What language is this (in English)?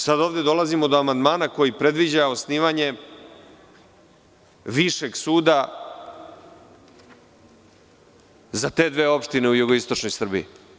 Serbian